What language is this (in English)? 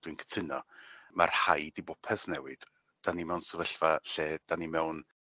Welsh